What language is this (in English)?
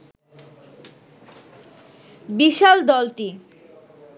Bangla